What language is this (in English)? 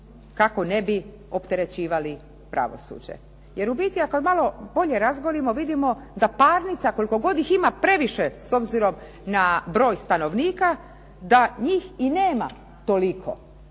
Croatian